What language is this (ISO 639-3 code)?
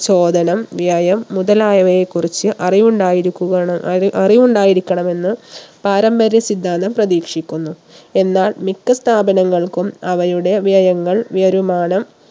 mal